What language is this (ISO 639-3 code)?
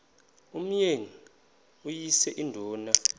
xho